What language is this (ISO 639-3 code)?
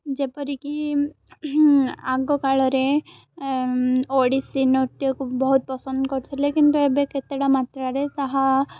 ori